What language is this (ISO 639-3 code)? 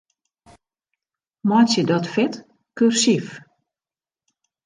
fry